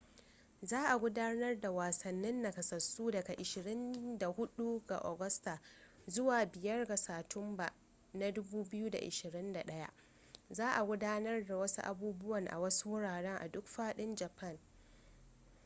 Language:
Hausa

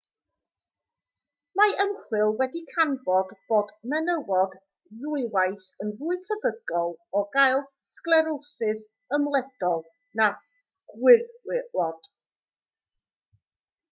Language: Welsh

